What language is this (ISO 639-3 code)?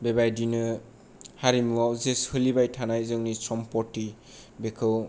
brx